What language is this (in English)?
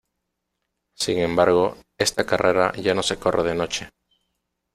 Spanish